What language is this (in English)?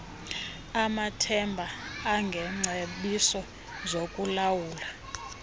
Xhosa